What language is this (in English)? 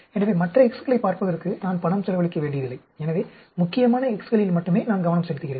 Tamil